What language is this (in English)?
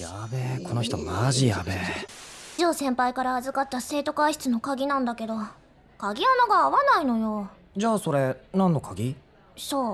Japanese